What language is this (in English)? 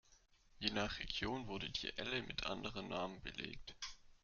German